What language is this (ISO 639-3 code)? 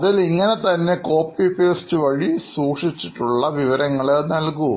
mal